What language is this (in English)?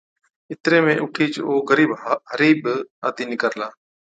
Od